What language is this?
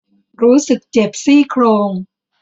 Thai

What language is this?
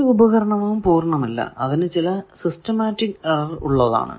Malayalam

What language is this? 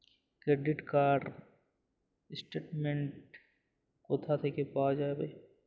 Bangla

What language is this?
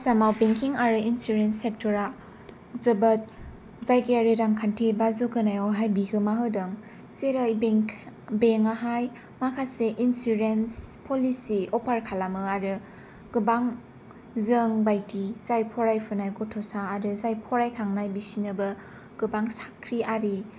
Bodo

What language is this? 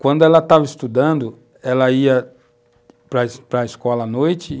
Portuguese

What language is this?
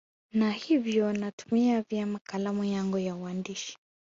Swahili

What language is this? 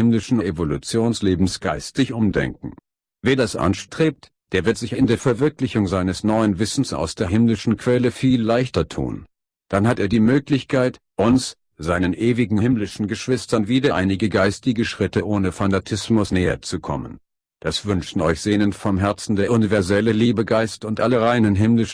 German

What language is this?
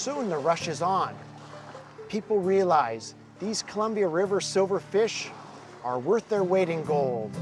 English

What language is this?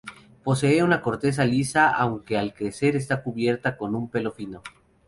Spanish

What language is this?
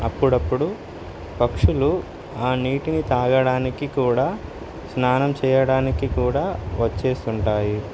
Telugu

